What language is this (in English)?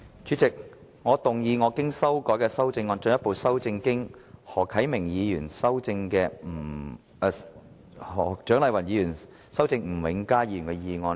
Cantonese